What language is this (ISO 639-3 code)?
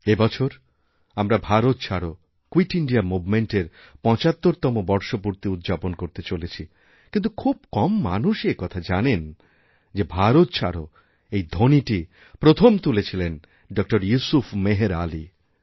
ben